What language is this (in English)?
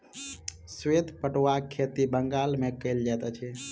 Maithili